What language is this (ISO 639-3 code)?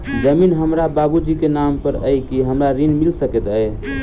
mai